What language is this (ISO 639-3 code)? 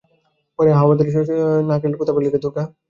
ben